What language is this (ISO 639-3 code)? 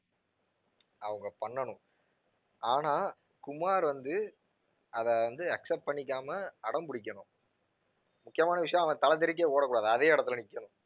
tam